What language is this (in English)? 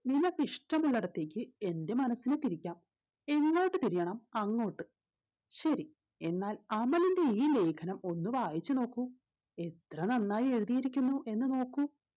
Malayalam